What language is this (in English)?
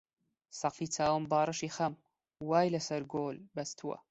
Central Kurdish